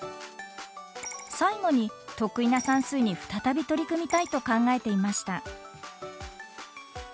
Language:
Japanese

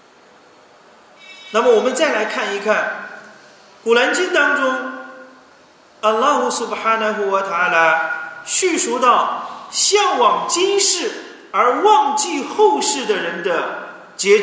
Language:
Chinese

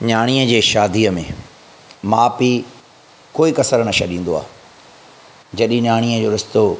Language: Sindhi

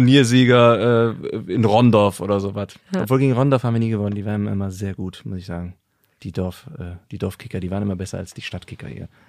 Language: German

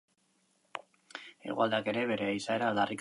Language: Basque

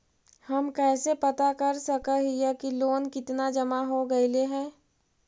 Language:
Magahi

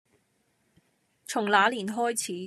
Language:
Cantonese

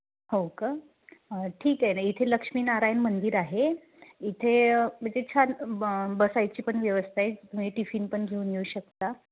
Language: Marathi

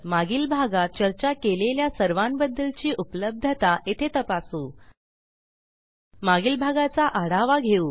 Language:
Marathi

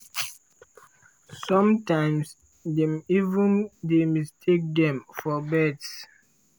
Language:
Nigerian Pidgin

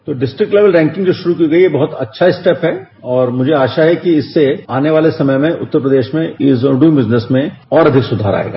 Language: Hindi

